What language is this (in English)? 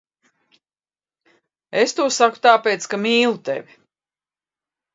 Latvian